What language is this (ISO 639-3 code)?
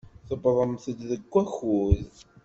kab